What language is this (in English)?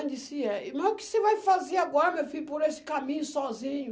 Portuguese